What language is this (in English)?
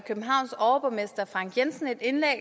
Danish